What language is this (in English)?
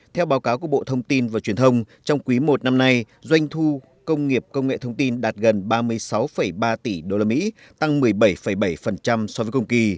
Vietnamese